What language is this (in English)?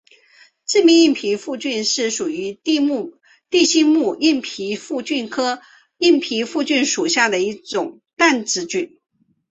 Chinese